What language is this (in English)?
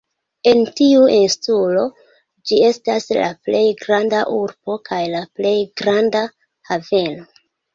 Esperanto